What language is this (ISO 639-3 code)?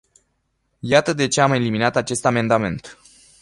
ron